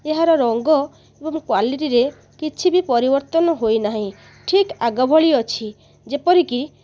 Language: Odia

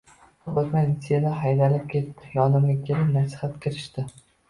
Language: Uzbek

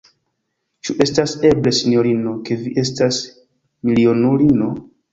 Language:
Esperanto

